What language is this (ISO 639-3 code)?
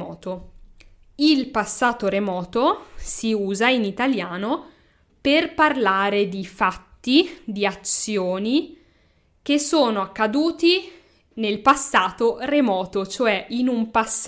ita